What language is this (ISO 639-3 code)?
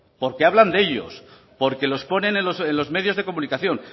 spa